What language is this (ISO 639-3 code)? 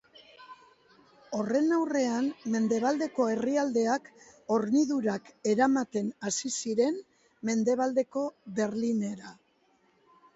eus